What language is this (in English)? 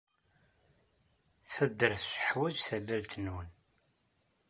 Kabyle